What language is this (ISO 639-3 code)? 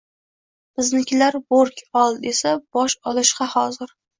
uzb